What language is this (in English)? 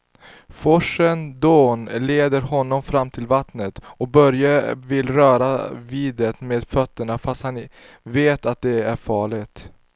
Swedish